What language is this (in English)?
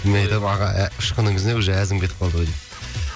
Kazakh